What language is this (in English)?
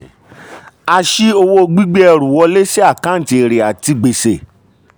Yoruba